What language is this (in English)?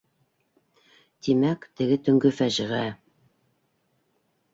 Bashkir